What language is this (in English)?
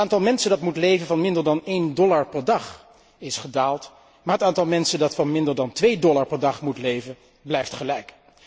Dutch